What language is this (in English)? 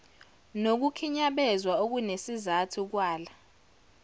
Zulu